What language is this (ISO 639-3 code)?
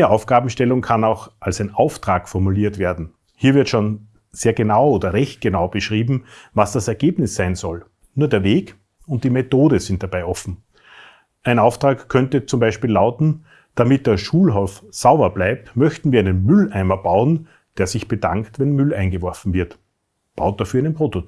deu